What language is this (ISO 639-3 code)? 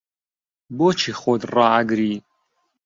ckb